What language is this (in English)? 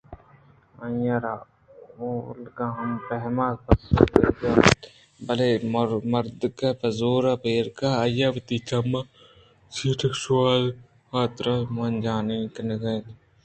Eastern Balochi